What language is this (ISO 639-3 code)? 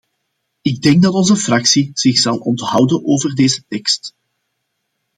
nld